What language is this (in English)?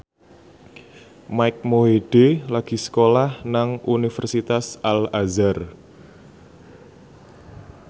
Javanese